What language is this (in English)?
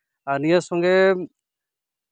Santali